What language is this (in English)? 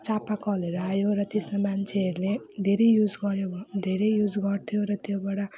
Nepali